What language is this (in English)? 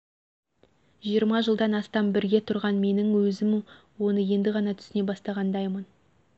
Kazakh